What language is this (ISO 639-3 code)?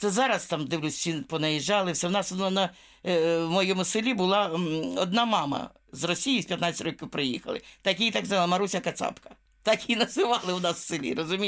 ukr